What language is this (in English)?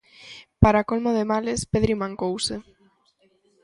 Galician